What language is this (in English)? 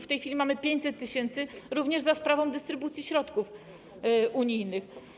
Polish